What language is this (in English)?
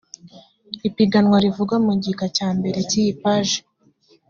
Kinyarwanda